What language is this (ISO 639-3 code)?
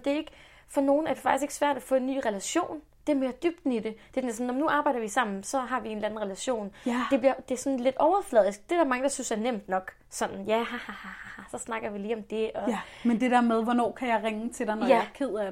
dan